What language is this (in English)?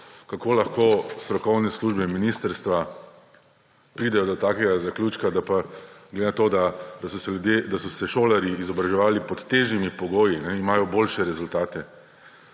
Slovenian